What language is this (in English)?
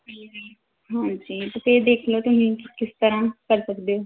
Punjabi